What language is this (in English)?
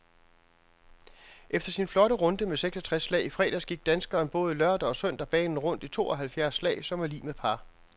Danish